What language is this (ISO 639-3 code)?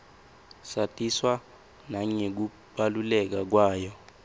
ssw